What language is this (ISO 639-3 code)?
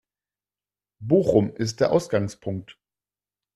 deu